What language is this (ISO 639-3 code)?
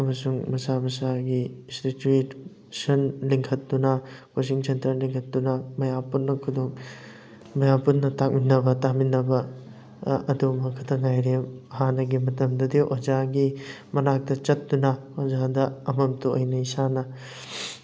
mni